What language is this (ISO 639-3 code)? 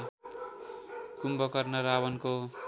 nep